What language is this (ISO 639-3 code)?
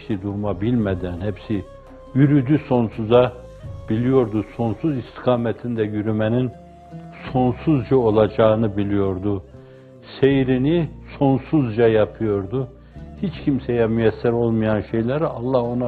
tur